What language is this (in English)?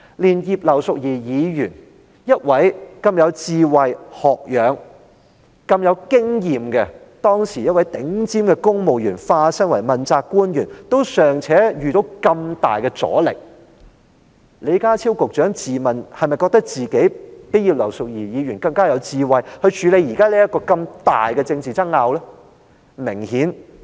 Cantonese